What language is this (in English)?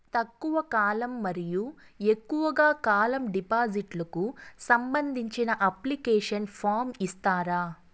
Telugu